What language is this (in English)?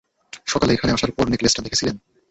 Bangla